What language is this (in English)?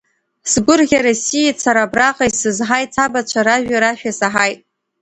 Abkhazian